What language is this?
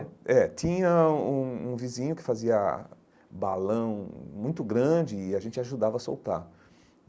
Portuguese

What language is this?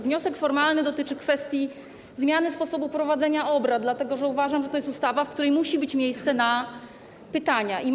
Polish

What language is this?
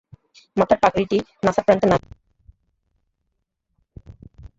Bangla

